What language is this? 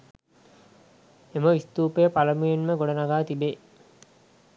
Sinhala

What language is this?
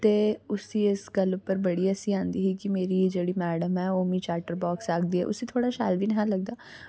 Dogri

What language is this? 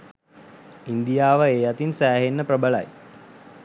Sinhala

